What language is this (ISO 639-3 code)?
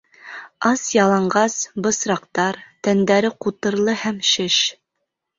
bak